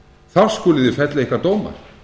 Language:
Icelandic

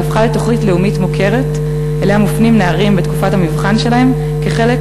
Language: Hebrew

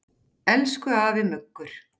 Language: Icelandic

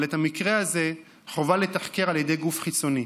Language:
Hebrew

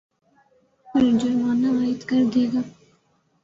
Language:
Urdu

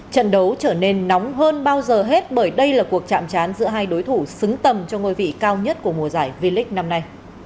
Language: Vietnamese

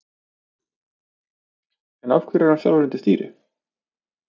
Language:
Icelandic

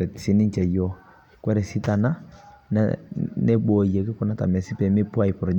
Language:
Masai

